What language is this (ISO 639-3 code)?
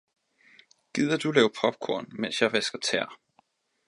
dan